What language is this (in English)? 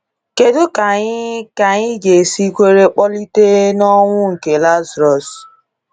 Igbo